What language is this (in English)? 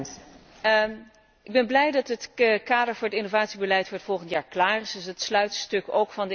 Dutch